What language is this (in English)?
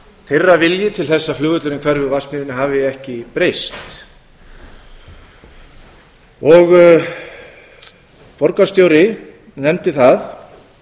Icelandic